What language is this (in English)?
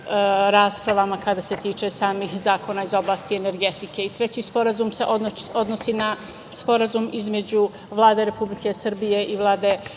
Serbian